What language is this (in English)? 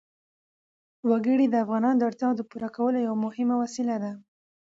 Pashto